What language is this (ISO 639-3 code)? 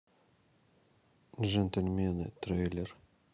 rus